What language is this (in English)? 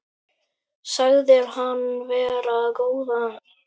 Icelandic